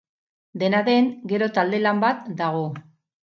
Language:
Basque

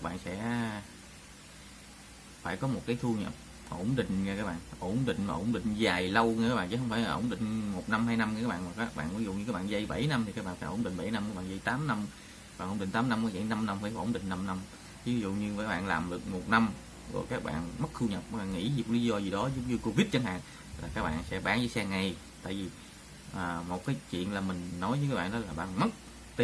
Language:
Vietnamese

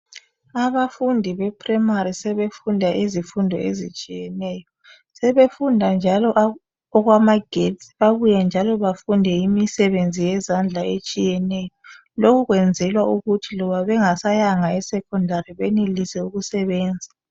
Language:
North Ndebele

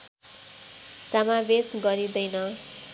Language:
Nepali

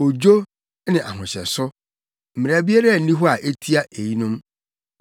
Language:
Akan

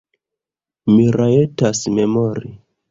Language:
Esperanto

